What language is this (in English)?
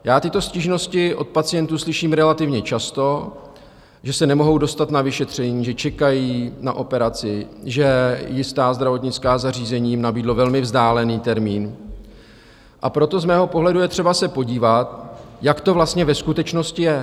Czech